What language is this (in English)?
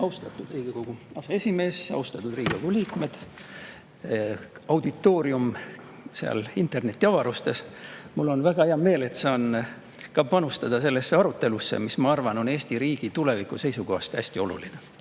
Estonian